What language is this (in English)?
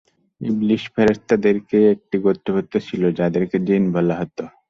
Bangla